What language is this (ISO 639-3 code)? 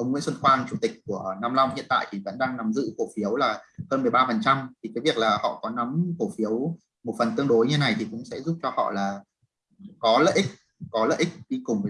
vie